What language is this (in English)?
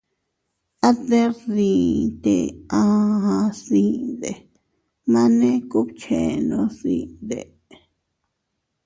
Teutila Cuicatec